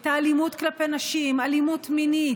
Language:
Hebrew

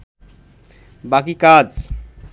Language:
Bangla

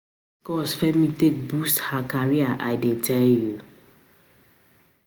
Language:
Nigerian Pidgin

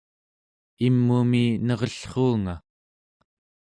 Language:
Central Yupik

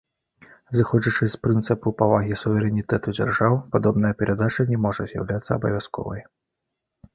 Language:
Belarusian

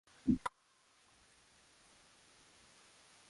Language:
Swahili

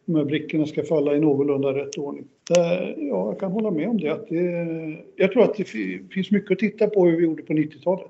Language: Swedish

